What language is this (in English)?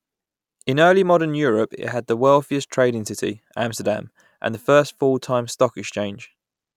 English